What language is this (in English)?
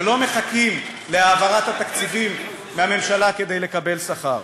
Hebrew